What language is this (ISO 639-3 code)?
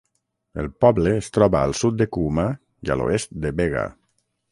cat